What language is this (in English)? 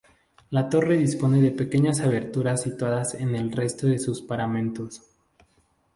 Spanish